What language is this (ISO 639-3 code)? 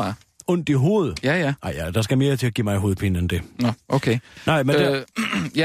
dan